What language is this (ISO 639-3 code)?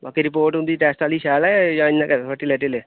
doi